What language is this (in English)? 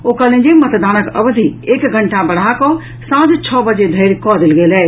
Maithili